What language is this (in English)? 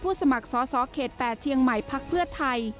Thai